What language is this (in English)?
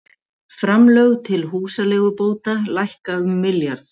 Icelandic